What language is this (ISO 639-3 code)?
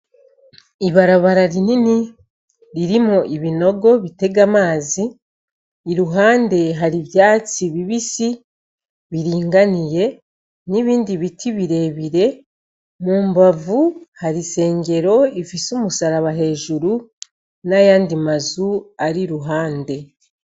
run